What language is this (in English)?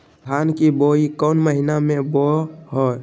Magahi